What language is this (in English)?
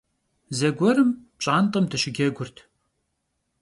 Kabardian